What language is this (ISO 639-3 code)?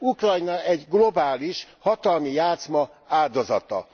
hun